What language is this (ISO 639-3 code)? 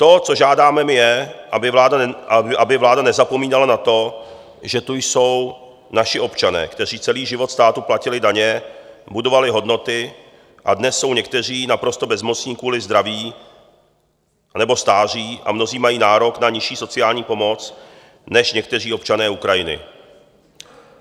ces